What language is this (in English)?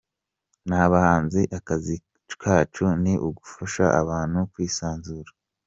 Kinyarwanda